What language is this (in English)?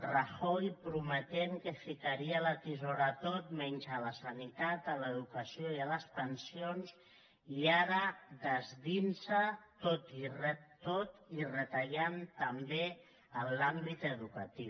Catalan